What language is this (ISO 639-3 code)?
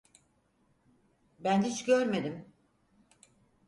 tur